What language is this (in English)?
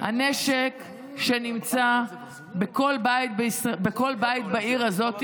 Hebrew